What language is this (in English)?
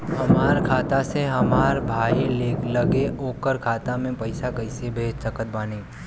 Bhojpuri